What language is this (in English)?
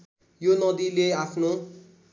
Nepali